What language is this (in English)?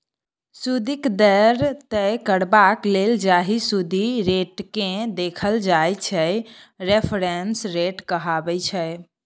Maithili